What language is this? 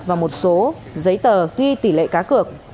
Vietnamese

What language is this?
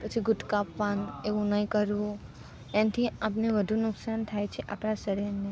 Gujarati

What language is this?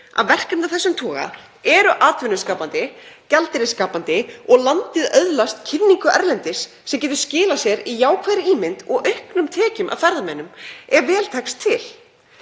Icelandic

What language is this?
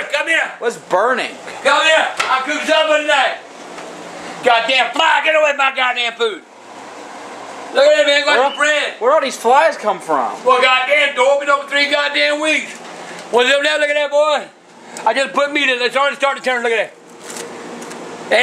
English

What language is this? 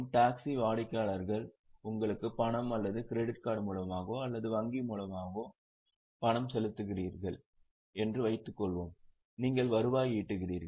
Tamil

